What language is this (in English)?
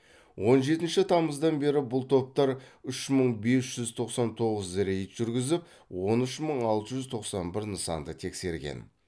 Kazakh